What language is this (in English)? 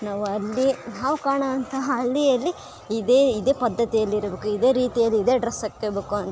Kannada